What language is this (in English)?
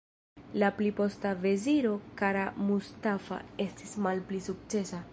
Esperanto